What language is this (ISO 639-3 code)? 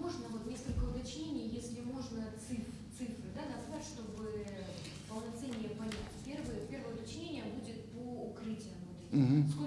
rus